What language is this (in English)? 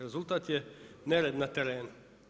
Croatian